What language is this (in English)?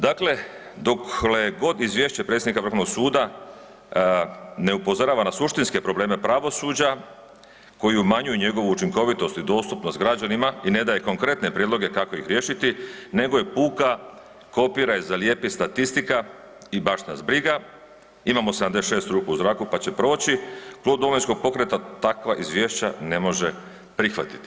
Croatian